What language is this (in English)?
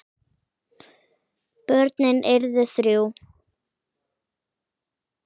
Icelandic